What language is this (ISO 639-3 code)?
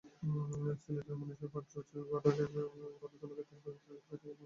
ben